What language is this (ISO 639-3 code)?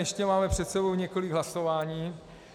ces